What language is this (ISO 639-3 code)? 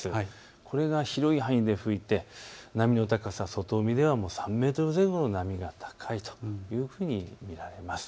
jpn